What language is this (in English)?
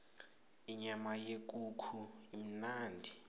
South Ndebele